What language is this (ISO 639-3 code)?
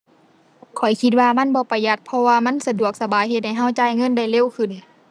tha